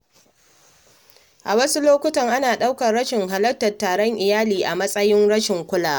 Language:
Hausa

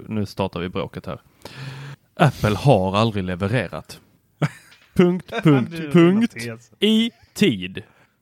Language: Swedish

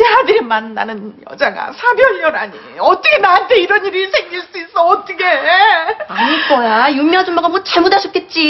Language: Korean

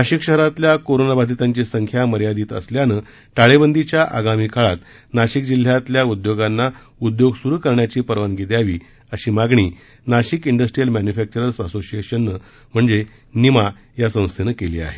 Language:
Marathi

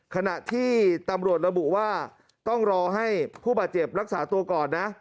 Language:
Thai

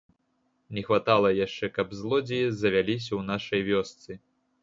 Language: Belarusian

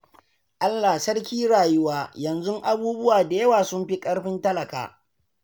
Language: Hausa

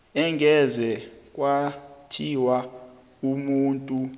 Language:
South Ndebele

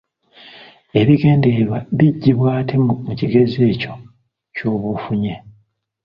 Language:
Ganda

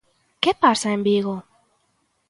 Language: Galician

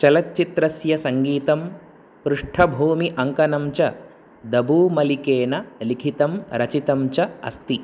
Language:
Sanskrit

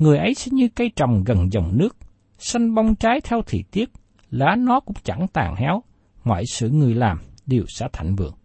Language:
Vietnamese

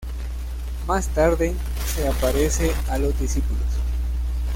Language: Spanish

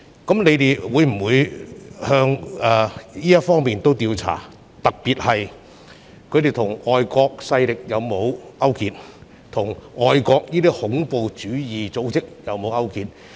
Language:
Cantonese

